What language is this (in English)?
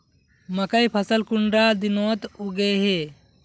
Magahi